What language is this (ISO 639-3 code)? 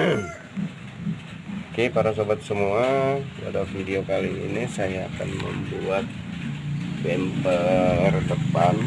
ind